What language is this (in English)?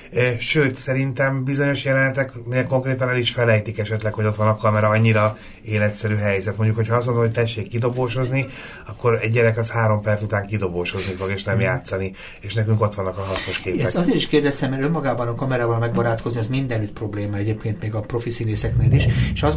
Hungarian